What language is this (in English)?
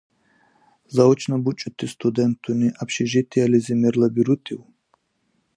Dargwa